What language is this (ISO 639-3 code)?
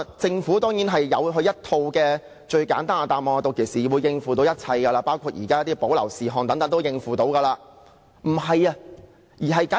yue